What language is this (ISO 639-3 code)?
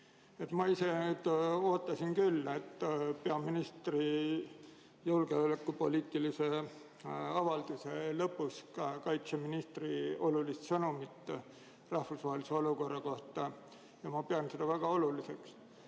est